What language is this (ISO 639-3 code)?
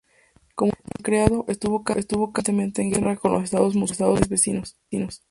spa